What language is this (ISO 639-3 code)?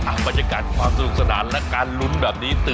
tha